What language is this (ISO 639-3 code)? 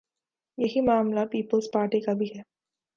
urd